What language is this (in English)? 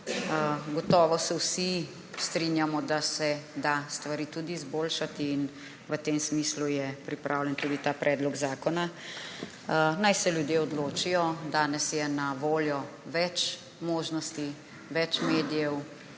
Slovenian